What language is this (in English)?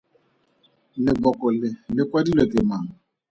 Tswana